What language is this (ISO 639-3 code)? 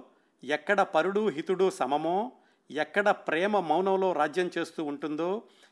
tel